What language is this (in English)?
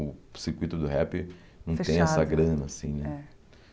Portuguese